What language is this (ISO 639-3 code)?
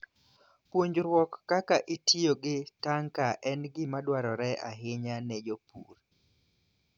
luo